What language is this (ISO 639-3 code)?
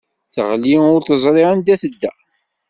kab